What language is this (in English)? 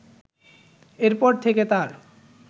Bangla